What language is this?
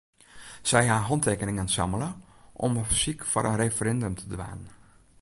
Western Frisian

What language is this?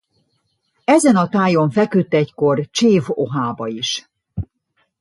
Hungarian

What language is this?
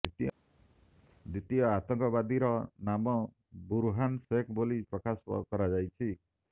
Odia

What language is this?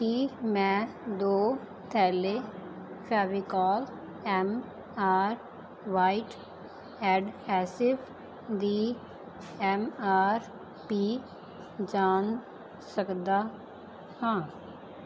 Punjabi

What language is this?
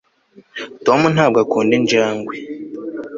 Kinyarwanda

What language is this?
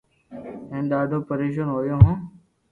Loarki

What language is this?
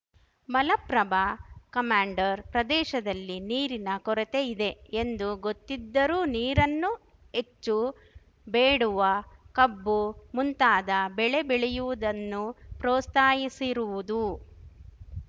Kannada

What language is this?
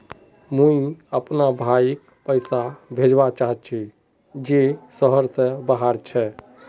Magahi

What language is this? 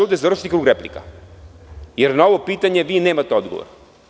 Serbian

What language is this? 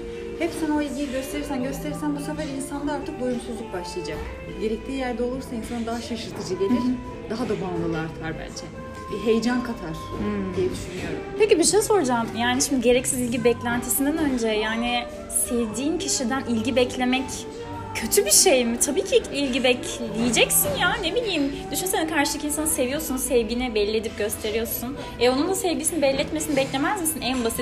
Turkish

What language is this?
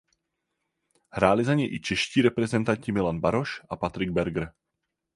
Czech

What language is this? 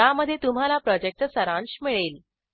Marathi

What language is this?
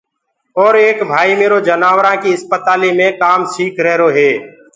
Gurgula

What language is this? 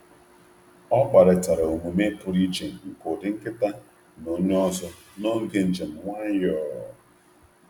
Igbo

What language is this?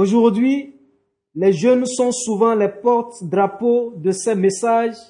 French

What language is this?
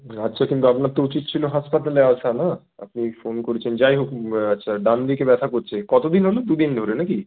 Bangla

